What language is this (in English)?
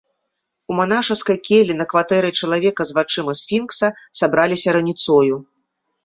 Belarusian